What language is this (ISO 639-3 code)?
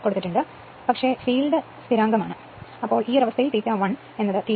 mal